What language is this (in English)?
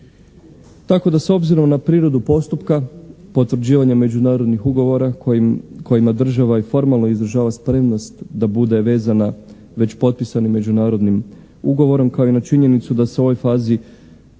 Croatian